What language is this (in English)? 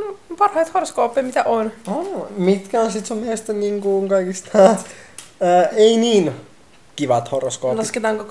Finnish